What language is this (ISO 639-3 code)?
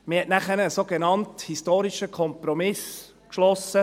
gsw